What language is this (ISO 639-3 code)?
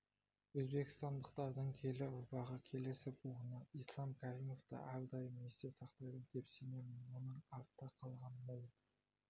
kaz